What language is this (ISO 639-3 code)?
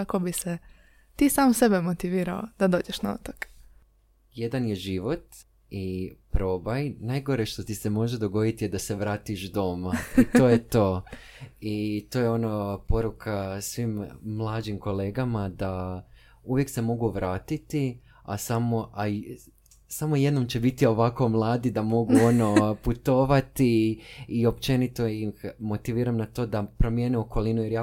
hrv